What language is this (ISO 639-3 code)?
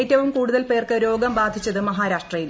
mal